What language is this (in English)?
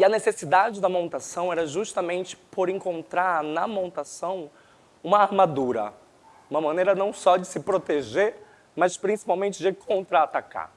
Portuguese